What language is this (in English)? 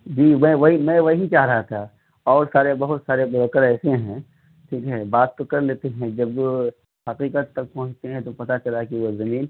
Urdu